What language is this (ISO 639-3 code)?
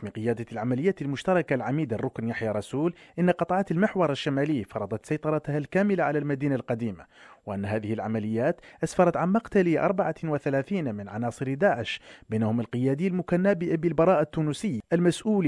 ara